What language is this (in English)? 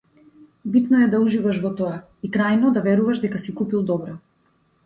Macedonian